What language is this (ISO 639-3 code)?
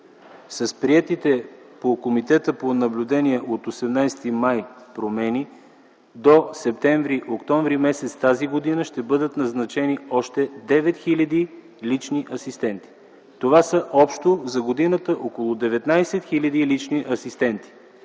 bul